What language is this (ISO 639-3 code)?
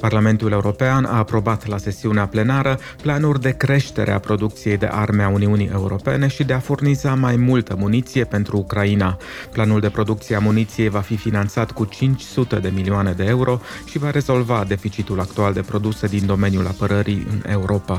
ron